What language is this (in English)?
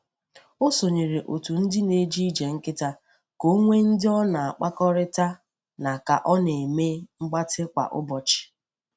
Igbo